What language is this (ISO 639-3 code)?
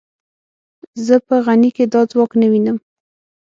pus